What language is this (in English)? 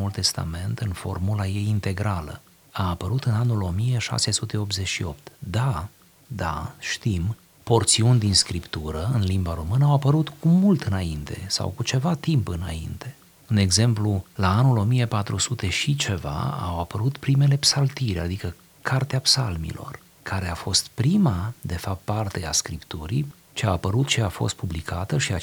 Romanian